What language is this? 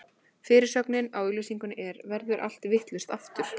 Icelandic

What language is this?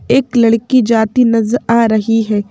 Hindi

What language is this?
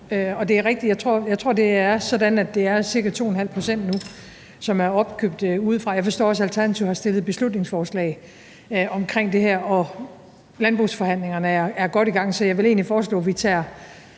Danish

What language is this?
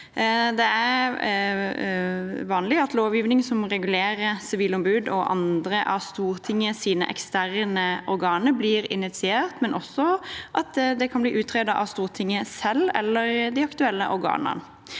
Norwegian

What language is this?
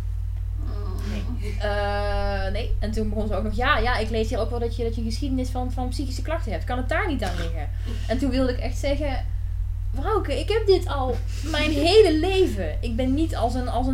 Dutch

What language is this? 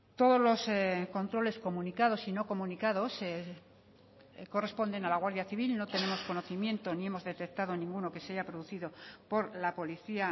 Spanish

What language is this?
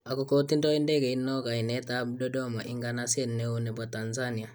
Kalenjin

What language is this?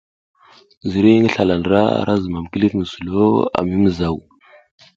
South Giziga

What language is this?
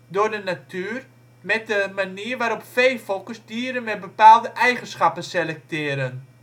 Dutch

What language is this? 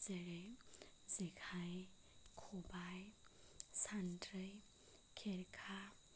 Bodo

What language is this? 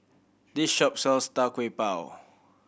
English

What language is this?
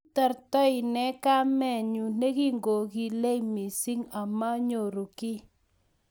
Kalenjin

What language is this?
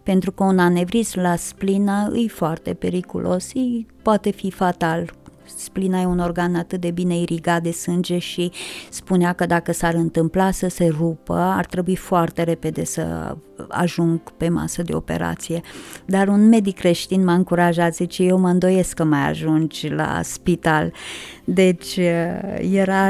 Romanian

